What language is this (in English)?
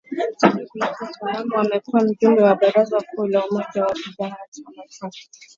Swahili